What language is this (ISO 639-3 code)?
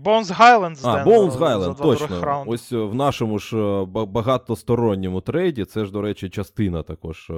ukr